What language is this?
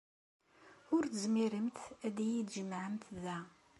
Kabyle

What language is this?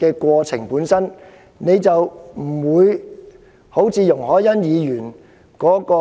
Cantonese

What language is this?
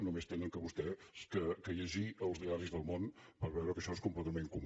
Catalan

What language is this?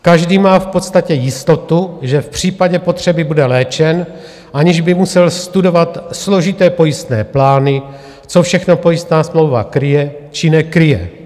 Czech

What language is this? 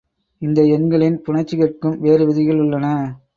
Tamil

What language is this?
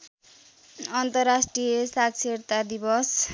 Nepali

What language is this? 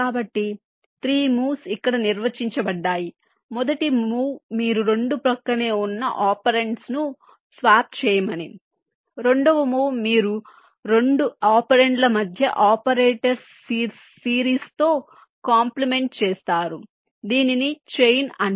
Telugu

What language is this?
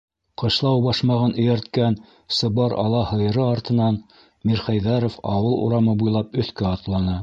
Bashkir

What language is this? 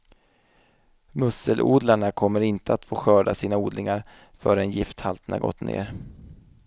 Swedish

